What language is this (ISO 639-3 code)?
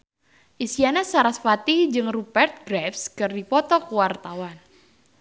sun